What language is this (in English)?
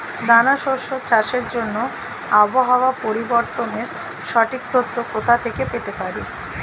Bangla